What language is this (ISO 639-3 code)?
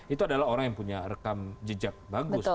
ind